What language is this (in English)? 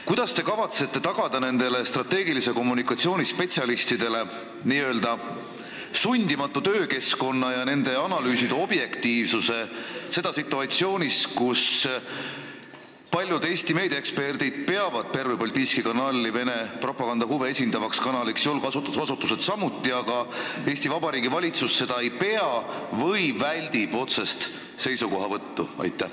Estonian